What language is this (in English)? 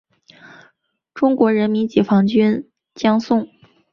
Chinese